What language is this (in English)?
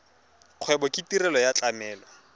Tswana